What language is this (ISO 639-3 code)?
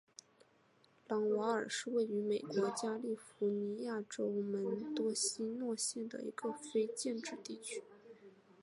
zho